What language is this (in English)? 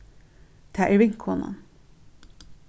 Faroese